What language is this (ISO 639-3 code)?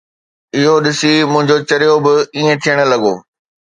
snd